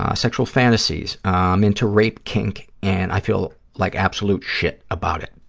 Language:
English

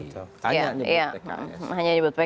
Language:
Indonesian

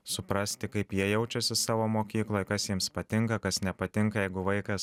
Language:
Lithuanian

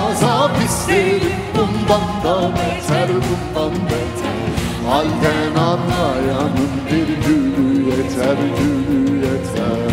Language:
Turkish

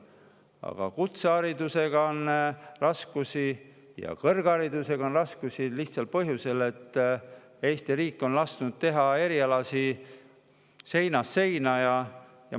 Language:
Estonian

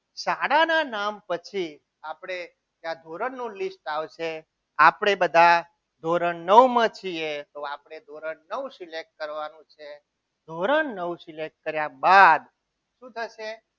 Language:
Gujarati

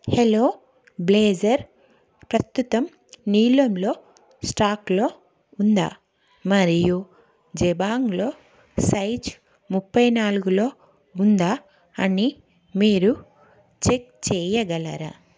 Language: Telugu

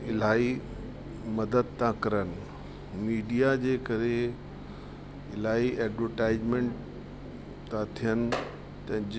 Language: Sindhi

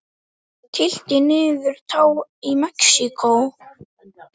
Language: Icelandic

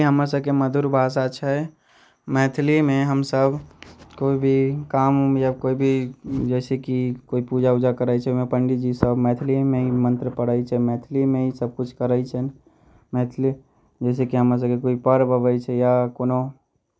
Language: Maithili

